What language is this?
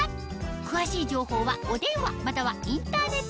Japanese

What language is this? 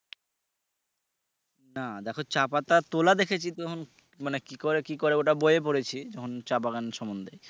Bangla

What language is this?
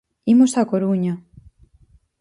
Galician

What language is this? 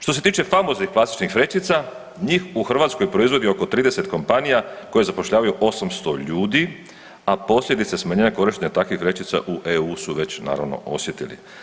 Croatian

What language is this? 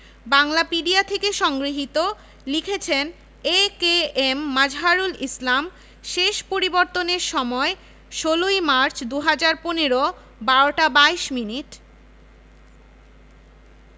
Bangla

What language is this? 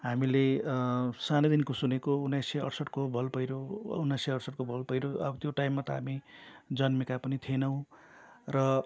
Nepali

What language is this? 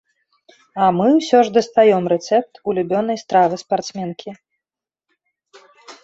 Belarusian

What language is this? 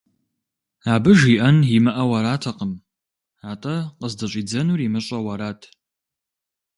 Kabardian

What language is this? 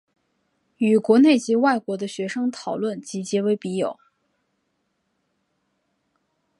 Chinese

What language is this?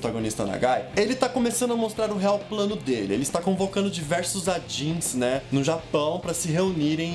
Portuguese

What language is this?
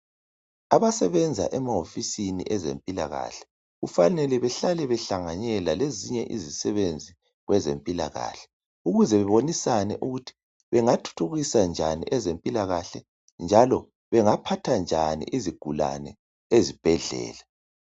North Ndebele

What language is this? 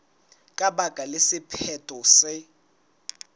Southern Sotho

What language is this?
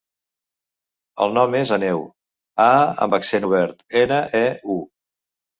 Catalan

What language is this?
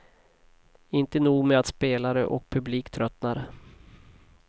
Swedish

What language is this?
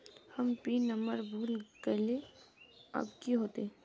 Magahi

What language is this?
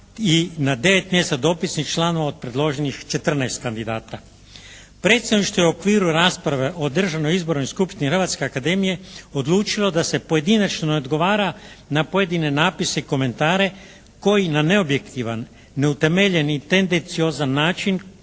Croatian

